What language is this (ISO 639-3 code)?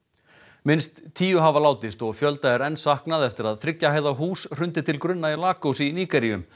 isl